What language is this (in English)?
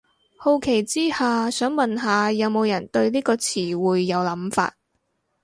Cantonese